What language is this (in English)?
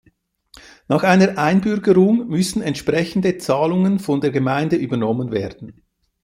German